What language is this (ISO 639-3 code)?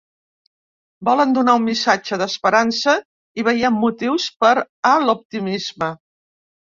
cat